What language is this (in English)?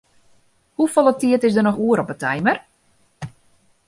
Western Frisian